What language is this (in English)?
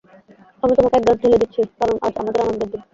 Bangla